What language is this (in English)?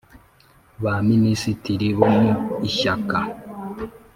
Kinyarwanda